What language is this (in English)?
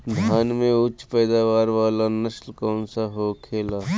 Bhojpuri